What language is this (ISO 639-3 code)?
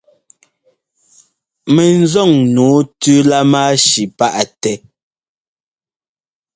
jgo